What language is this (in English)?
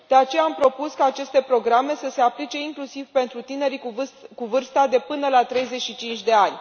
Romanian